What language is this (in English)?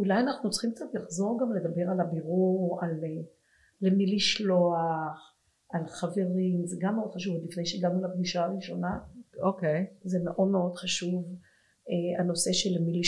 Hebrew